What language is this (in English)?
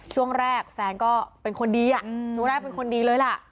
Thai